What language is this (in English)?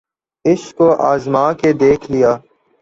Urdu